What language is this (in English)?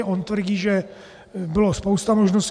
Czech